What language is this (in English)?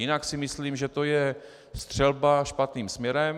Czech